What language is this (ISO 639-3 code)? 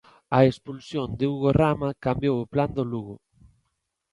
glg